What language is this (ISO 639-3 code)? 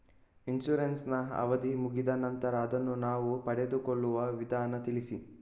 kan